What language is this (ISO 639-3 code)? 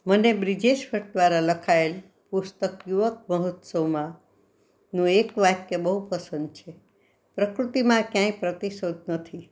guj